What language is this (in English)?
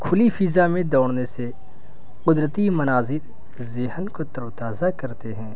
Urdu